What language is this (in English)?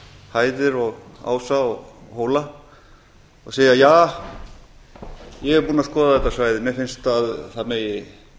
Icelandic